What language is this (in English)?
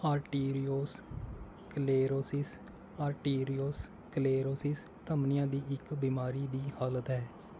Punjabi